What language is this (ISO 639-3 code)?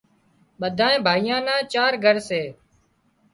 kxp